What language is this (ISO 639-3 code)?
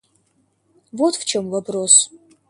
rus